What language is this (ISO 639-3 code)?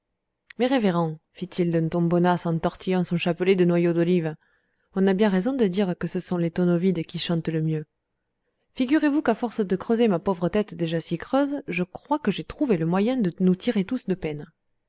fra